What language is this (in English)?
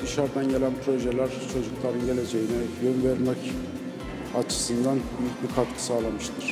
Turkish